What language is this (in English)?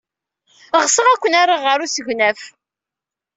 Kabyle